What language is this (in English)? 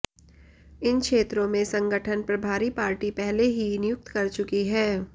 Hindi